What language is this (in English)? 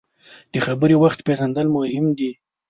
Pashto